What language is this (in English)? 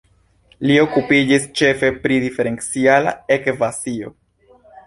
Esperanto